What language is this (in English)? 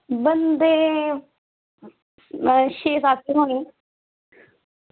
Dogri